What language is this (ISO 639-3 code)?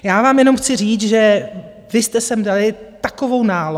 ces